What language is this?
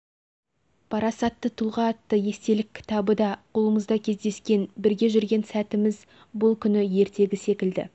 Kazakh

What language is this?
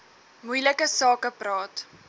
Afrikaans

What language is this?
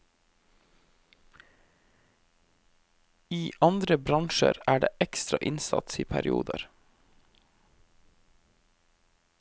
Norwegian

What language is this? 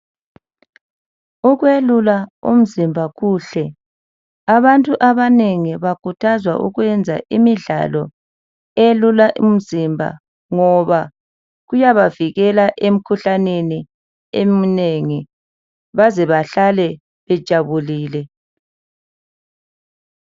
North Ndebele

